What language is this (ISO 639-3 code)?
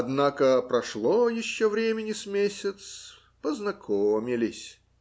rus